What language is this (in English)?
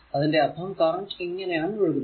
Malayalam